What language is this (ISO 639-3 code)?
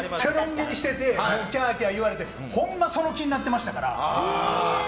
jpn